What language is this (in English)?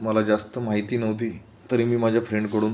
Marathi